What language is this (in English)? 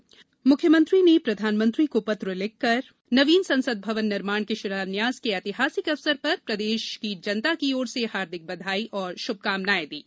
Hindi